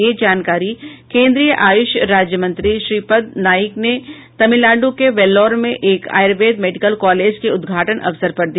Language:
Hindi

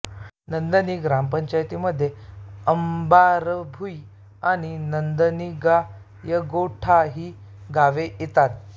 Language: Marathi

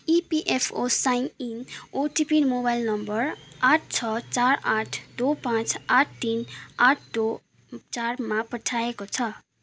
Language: Nepali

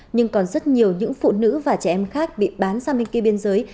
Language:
Vietnamese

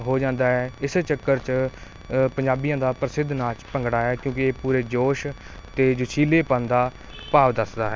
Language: Punjabi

